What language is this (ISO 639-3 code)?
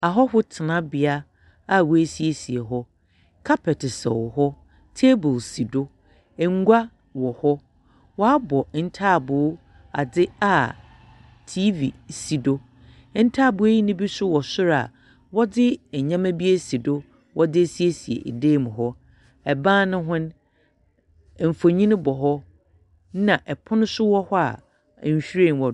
aka